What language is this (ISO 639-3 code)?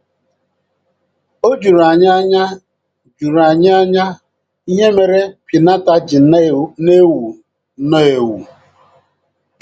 ibo